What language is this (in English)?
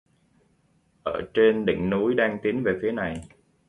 Vietnamese